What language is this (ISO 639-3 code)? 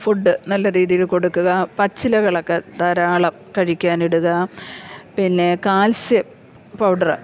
mal